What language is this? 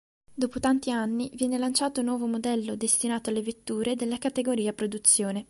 Italian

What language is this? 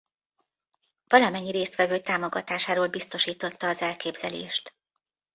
Hungarian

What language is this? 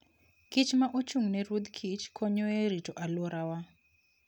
Luo (Kenya and Tanzania)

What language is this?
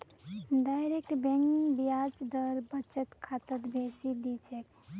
Magahi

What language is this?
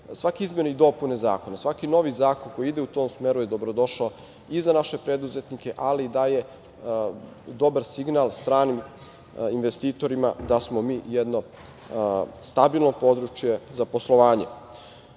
Serbian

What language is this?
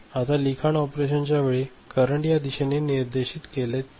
Marathi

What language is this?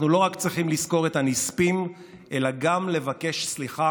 Hebrew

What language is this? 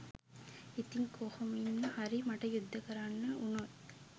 Sinhala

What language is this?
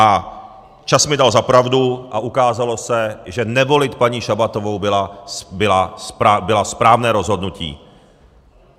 Czech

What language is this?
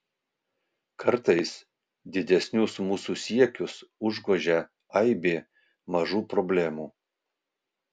Lithuanian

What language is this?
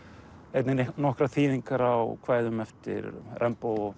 Icelandic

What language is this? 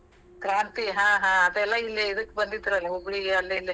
Kannada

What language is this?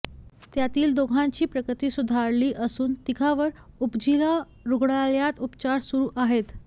Marathi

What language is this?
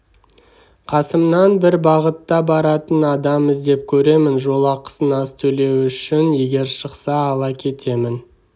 Kazakh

